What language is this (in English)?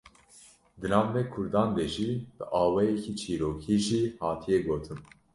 Kurdish